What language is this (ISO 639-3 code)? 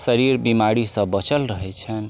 mai